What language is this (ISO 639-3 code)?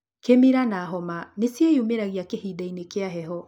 kik